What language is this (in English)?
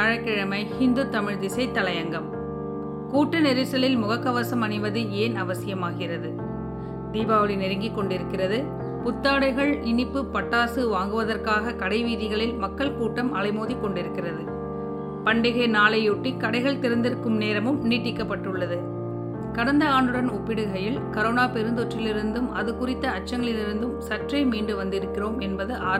Tamil